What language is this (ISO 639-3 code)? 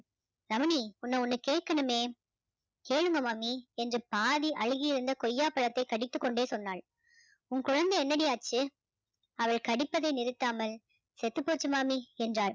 tam